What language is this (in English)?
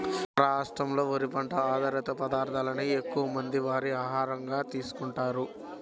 Telugu